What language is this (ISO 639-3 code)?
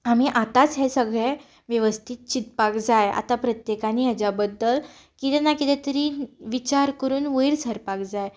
kok